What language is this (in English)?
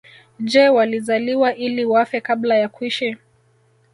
Swahili